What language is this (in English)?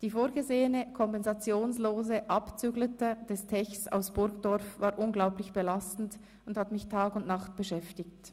Swiss German